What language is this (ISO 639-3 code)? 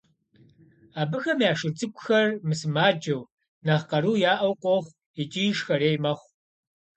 kbd